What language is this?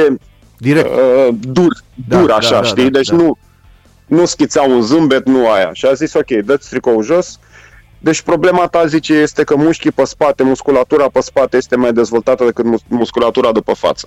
Romanian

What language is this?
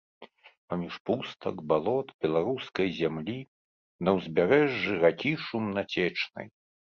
Belarusian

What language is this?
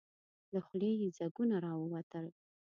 Pashto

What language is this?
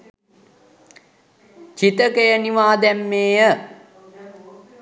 Sinhala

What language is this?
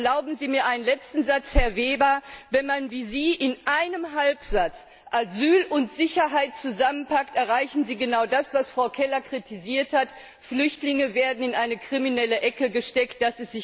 German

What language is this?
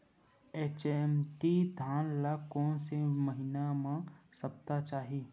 Chhattisgarhi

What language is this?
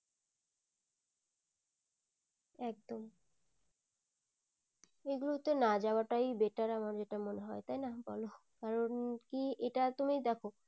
Bangla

